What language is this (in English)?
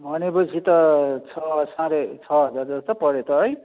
Nepali